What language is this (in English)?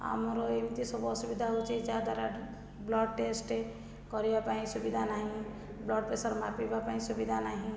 Odia